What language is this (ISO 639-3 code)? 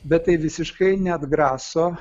lit